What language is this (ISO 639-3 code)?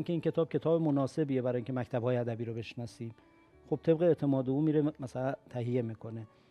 fas